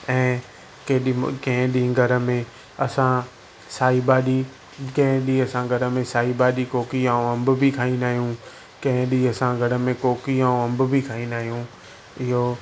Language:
Sindhi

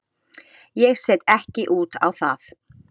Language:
Icelandic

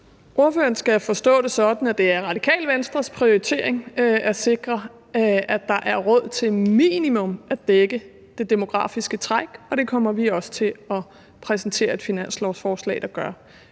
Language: Danish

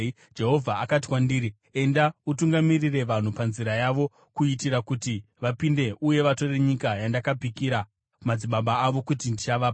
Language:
Shona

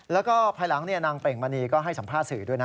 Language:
Thai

